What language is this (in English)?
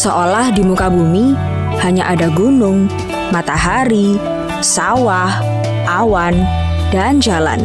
Indonesian